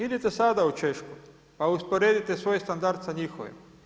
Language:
Croatian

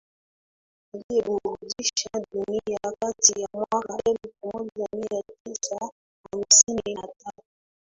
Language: Swahili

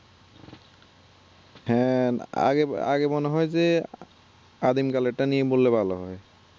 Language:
Bangla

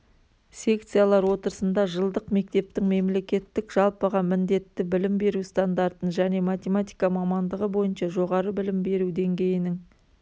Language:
Kazakh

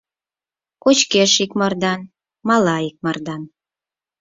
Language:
Mari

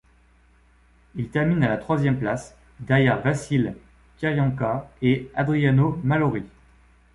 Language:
French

